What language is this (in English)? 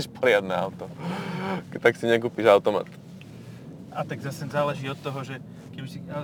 Slovak